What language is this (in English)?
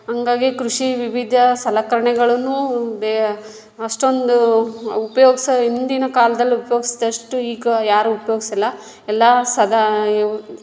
Kannada